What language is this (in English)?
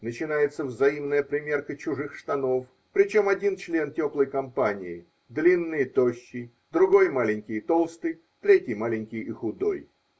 Russian